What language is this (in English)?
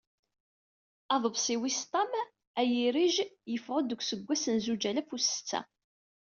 Kabyle